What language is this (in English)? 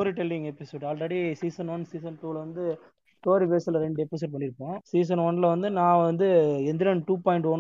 Tamil